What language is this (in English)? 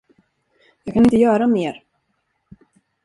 Swedish